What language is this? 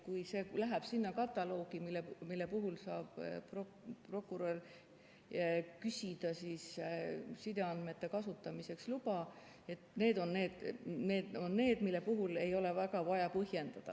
Estonian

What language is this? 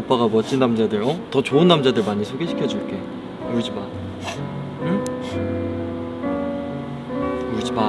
Korean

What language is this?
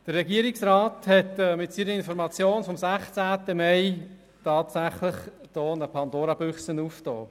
Swiss German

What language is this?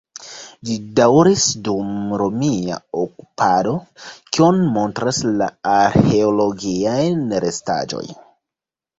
Esperanto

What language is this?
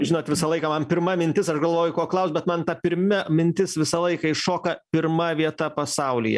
Lithuanian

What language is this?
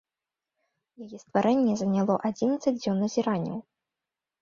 Belarusian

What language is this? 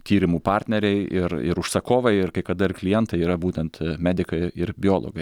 Lithuanian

